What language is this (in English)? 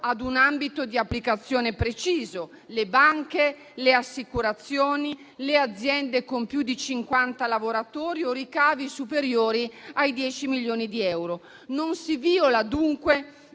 Italian